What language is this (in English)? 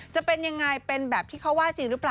Thai